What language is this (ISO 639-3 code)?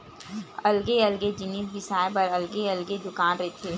hne